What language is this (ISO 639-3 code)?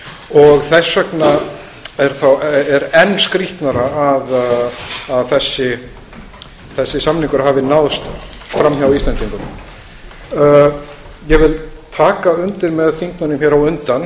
isl